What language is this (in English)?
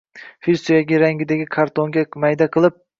Uzbek